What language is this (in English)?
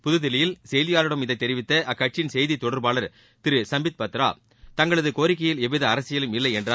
Tamil